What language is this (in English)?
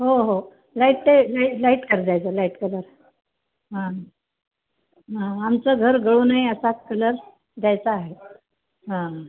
Marathi